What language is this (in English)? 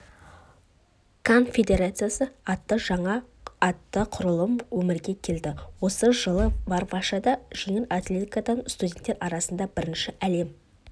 Kazakh